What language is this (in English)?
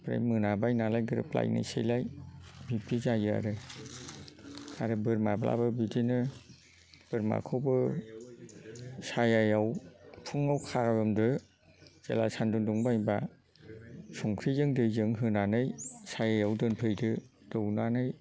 Bodo